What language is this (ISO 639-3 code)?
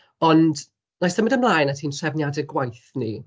cym